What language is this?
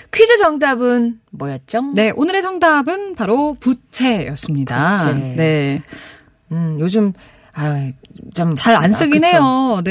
Korean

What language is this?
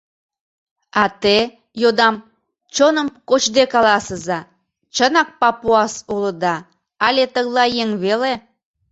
Mari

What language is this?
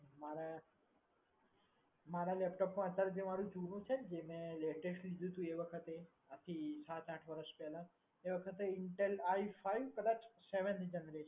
Gujarati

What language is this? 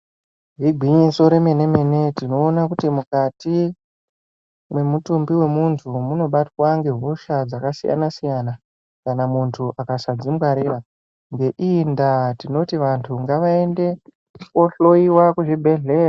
Ndau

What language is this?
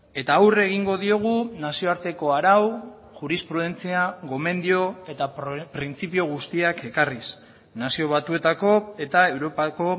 Basque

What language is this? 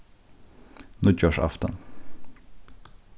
Faroese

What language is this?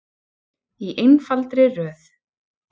Icelandic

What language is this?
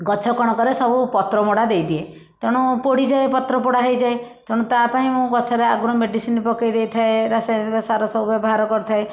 Odia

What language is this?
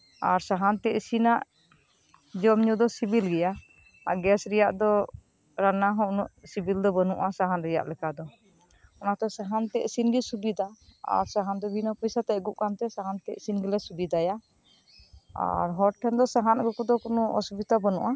Santali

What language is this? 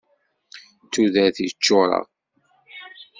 Kabyle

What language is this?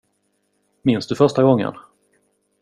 Swedish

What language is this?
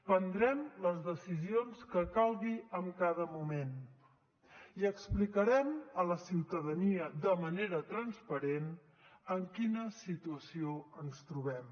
Catalan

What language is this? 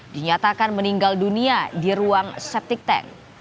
Indonesian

